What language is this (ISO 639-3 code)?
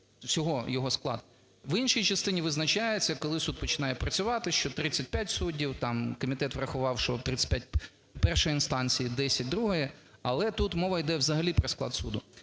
ukr